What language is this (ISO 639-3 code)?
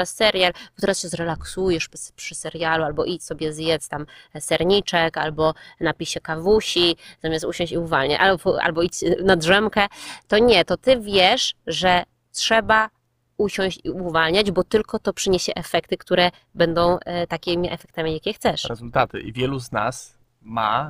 pol